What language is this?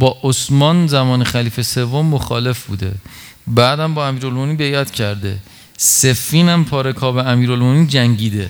Persian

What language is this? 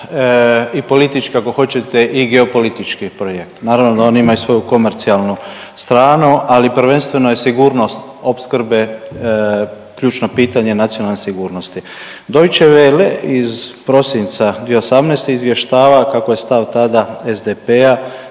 Croatian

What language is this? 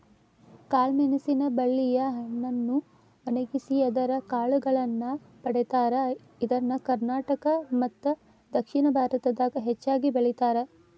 Kannada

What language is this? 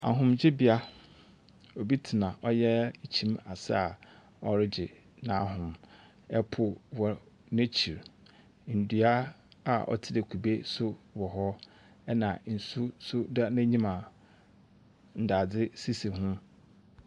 Akan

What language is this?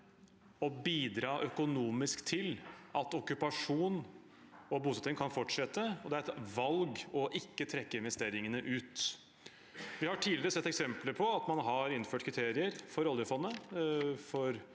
Norwegian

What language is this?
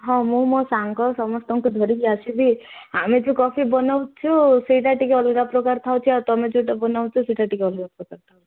Odia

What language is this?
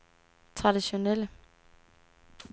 Danish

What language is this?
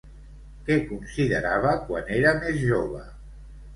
Catalan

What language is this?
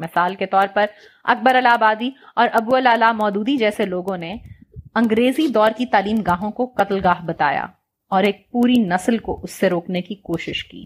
Urdu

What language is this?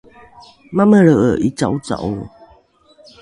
Rukai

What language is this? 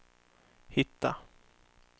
Swedish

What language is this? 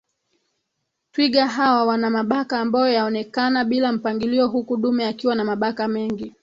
Swahili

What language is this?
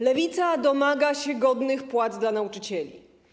Polish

